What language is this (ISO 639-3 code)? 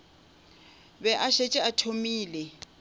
nso